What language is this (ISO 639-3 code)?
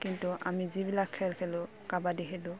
asm